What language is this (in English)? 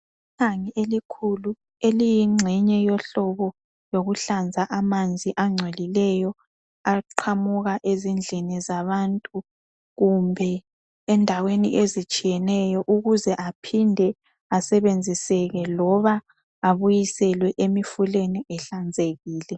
North Ndebele